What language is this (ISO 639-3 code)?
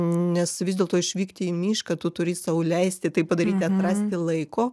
lit